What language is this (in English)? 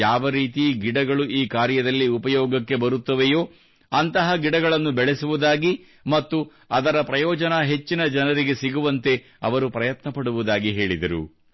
Kannada